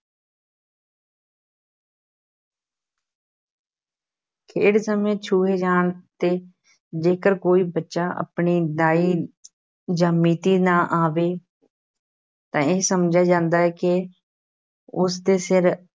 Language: Punjabi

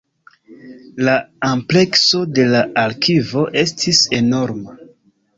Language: Esperanto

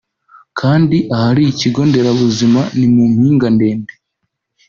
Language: Kinyarwanda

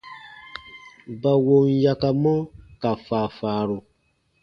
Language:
Baatonum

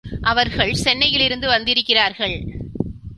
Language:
Tamil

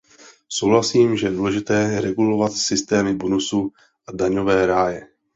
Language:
Czech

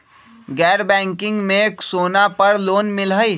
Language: Magahi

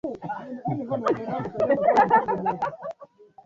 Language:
Swahili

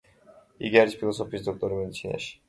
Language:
Georgian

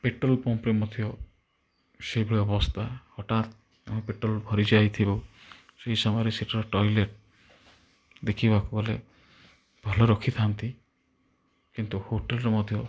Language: Odia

